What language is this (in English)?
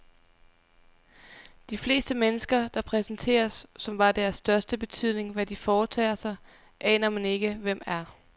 Danish